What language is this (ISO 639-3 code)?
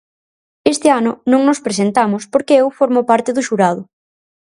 glg